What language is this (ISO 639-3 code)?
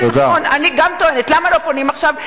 heb